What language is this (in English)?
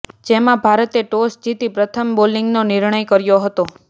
Gujarati